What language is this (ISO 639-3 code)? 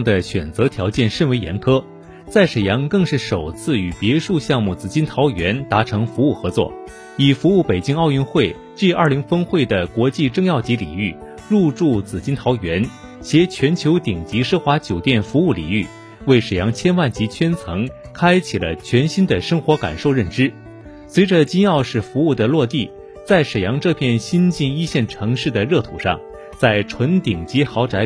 zho